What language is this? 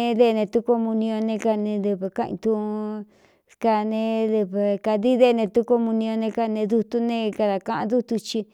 Cuyamecalco Mixtec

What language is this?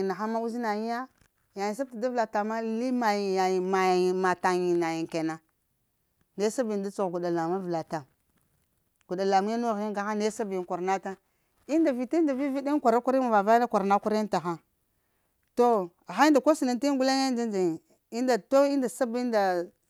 Lamang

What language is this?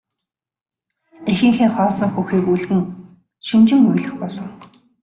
Mongolian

